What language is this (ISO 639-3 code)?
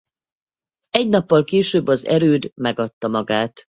hun